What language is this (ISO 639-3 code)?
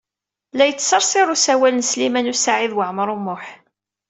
kab